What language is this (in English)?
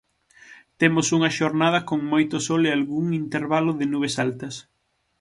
Galician